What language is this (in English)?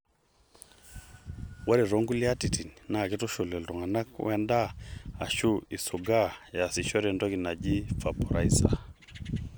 Masai